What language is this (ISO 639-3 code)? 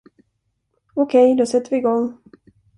swe